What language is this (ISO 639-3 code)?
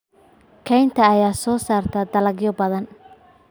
som